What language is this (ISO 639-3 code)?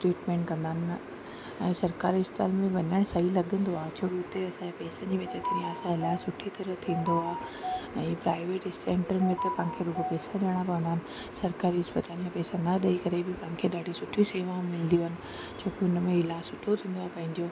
snd